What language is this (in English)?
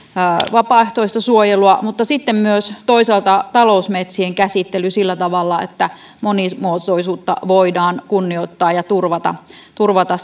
Finnish